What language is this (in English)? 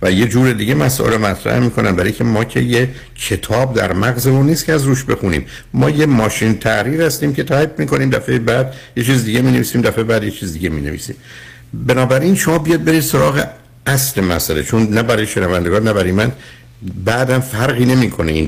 Persian